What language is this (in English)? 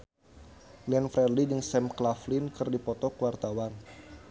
Sundanese